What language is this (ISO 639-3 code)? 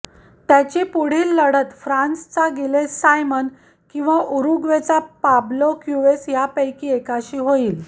mar